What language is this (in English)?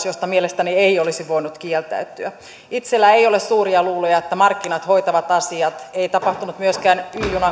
Finnish